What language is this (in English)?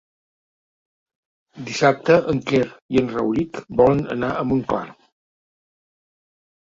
Catalan